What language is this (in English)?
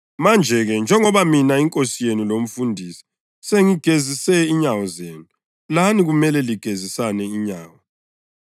North Ndebele